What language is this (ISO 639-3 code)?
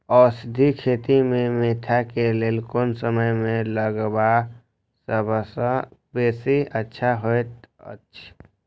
mai